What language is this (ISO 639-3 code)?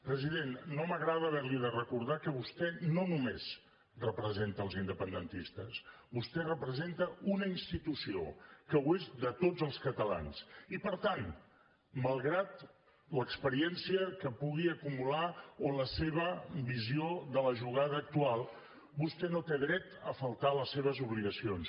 cat